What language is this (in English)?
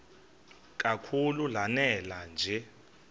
Xhosa